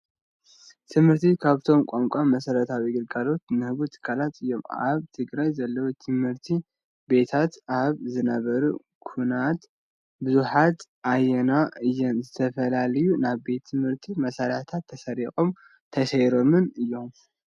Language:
Tigrinya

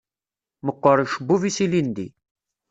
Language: Kabyle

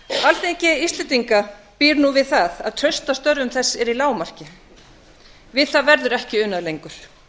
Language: Icelandic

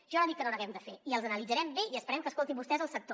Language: Catalan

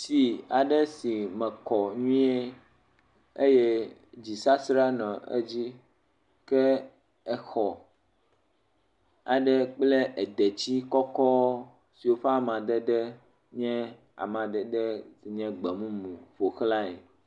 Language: Ewe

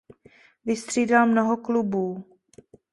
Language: Czech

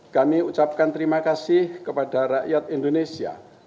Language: Indonesian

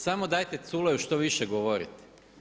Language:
Croatian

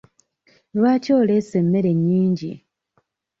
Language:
Ganda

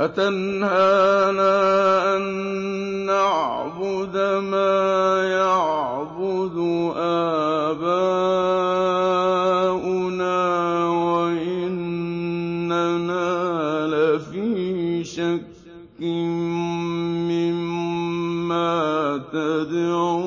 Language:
Arabic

